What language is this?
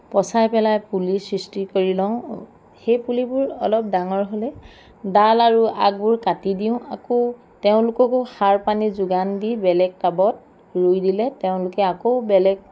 Assamese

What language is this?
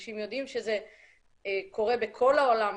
Hebrew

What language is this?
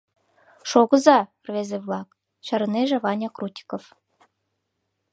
Mari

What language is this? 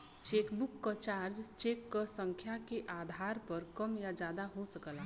Bhojpuri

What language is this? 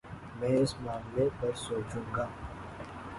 Urdu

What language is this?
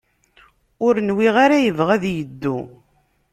Kabyle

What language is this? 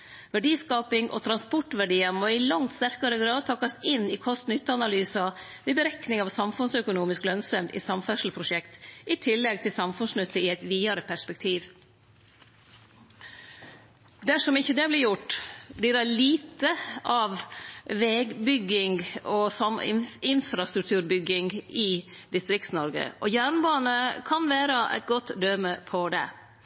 Norwegian Nynorsk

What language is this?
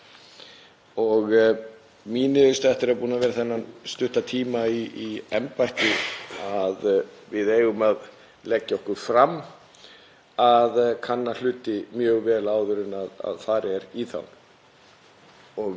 Icelandic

